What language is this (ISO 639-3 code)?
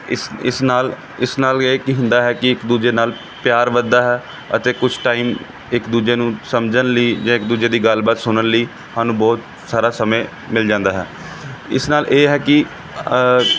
pan